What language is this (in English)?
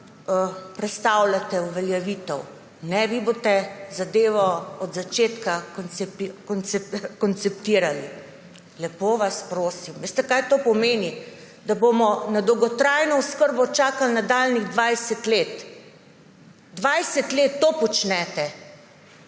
Slovenian